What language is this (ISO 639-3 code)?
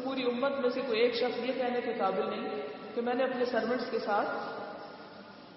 urd